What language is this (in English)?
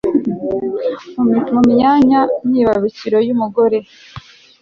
Kinyarwanda